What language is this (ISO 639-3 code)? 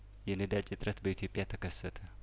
amh